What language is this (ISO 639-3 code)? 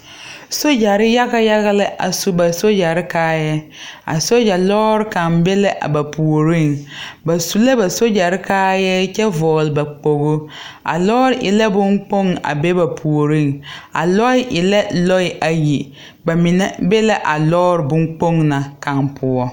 dga